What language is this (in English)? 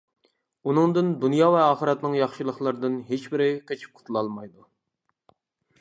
Uyghur